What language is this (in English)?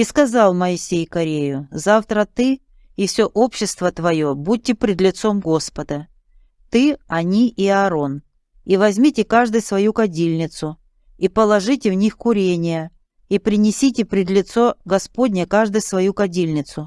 Russian